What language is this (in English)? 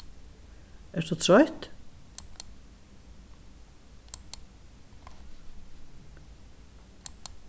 Faroese